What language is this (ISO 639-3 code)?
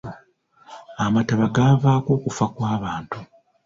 lug